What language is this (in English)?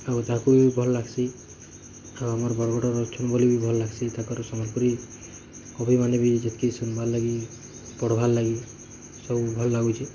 Odia